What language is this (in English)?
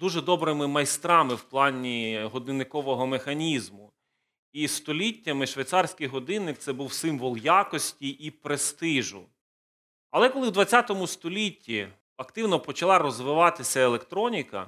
Ukrainian